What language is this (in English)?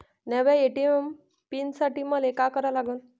Marathi